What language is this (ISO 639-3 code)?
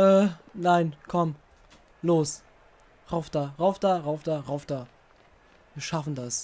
deu